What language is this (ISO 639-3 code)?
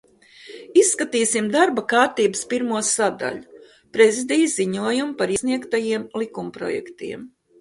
lav